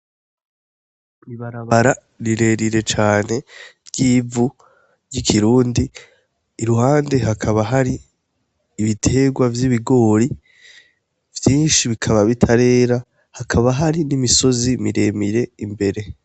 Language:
Rundi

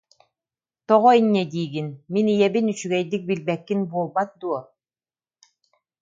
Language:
Yakut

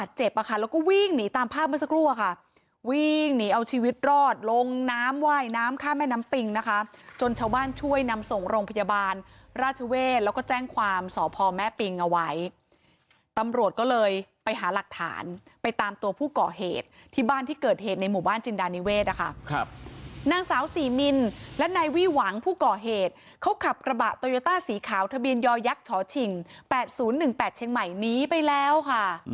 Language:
Thai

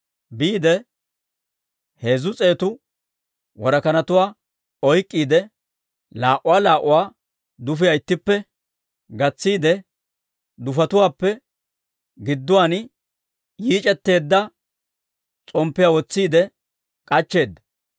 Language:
Dawro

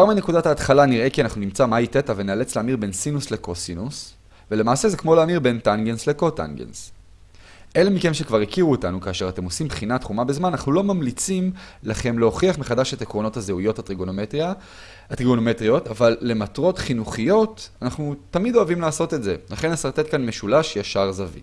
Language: Hebrew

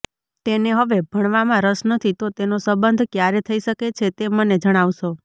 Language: Gujarati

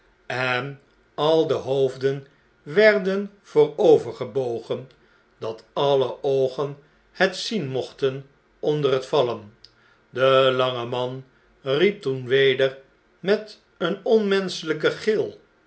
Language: Dutch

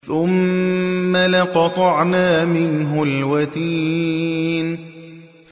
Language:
Arabic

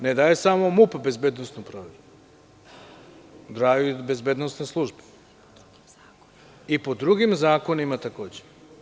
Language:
Serbian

